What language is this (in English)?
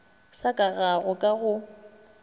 Northern Sotho